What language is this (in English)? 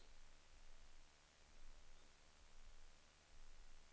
Swedish